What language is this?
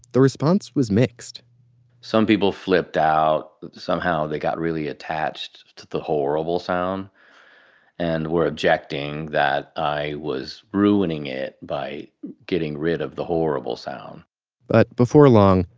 English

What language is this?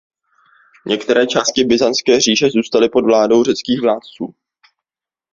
Czech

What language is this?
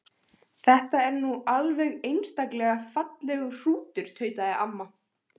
Icelandic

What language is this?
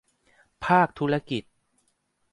Thai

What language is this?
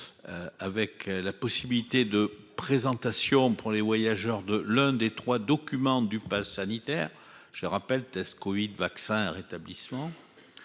French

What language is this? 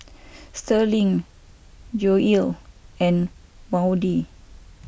English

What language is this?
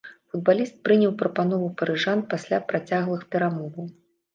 Belarusian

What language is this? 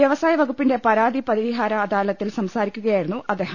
Malayalam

